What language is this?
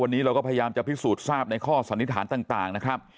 Thai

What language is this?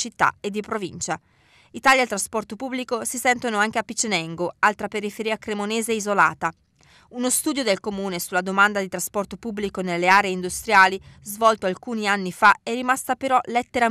Italian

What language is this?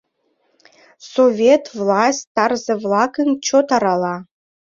Mari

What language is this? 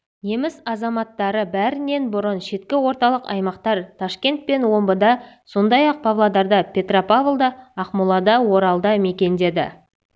Kazakh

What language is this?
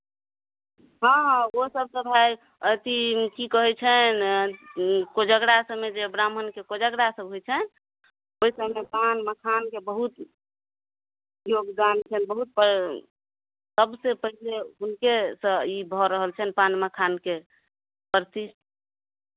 Maithili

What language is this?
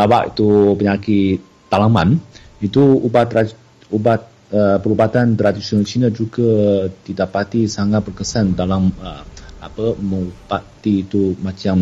Malay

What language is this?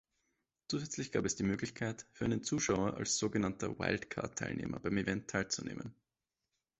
German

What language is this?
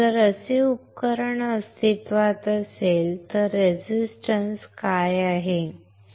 Marathi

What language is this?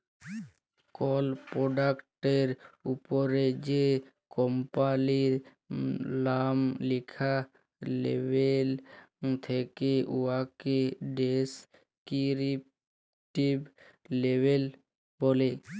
Bangla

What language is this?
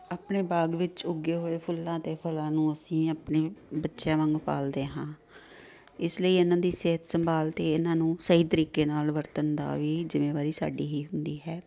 Punjabi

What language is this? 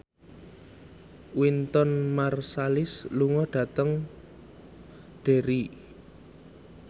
Javanese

